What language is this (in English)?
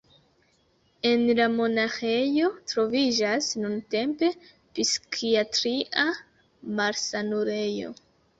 Esperanto